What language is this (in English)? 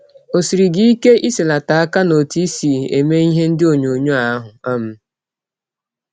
Igbo